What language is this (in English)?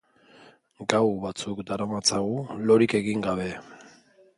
Basque